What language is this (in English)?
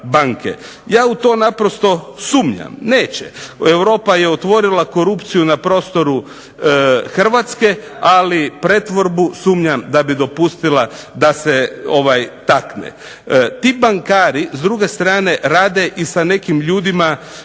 Croatian